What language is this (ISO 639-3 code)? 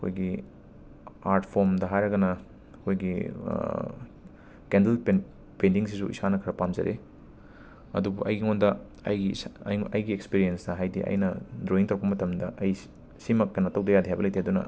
mni